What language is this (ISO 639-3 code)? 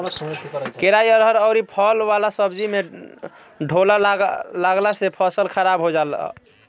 bho